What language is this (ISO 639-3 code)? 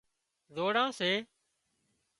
kxp